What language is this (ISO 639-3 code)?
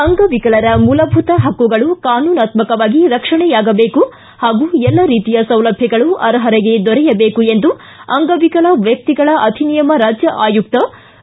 kan